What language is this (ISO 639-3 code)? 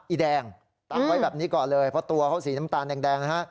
tha